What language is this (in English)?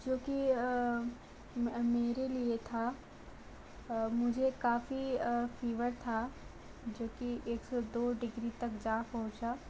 Hindi